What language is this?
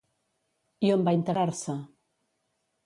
Catalan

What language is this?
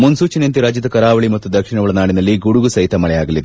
Kannada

